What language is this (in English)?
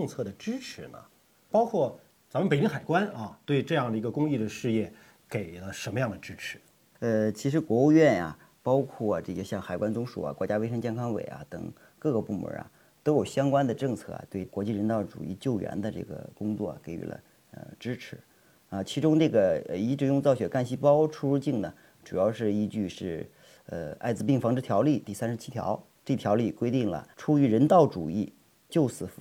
Chinese